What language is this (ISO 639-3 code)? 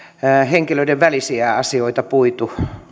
fin